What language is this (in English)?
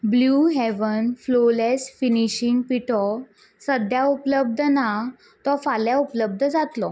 Konkani